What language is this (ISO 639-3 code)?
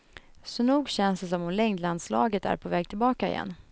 swe